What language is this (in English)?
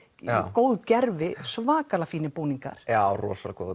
Icelandic